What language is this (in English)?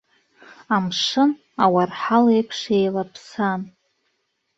Abkhazian